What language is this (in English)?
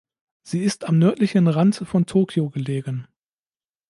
German